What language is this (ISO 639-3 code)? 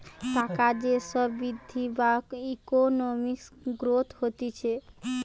ben